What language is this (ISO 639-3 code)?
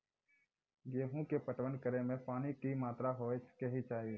mai